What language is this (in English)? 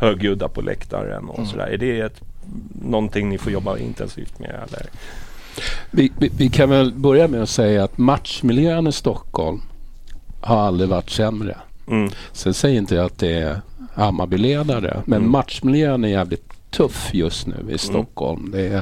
Swedish